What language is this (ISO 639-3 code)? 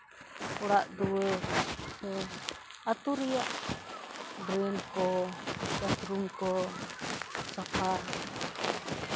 sat